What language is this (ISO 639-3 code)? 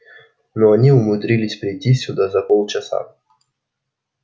rus